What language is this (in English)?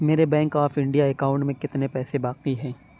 Urdu